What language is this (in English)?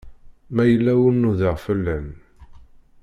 Kabyle